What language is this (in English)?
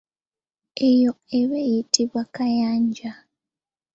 Ganda